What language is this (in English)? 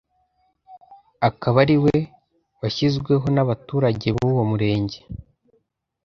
Kinyarwanda